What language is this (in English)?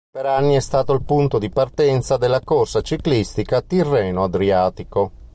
Italian